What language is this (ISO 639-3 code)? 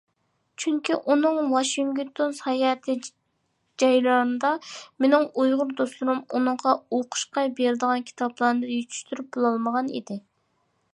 uig